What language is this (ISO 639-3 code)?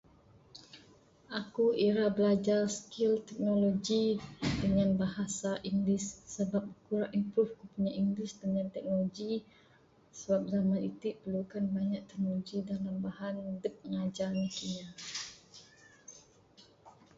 sdo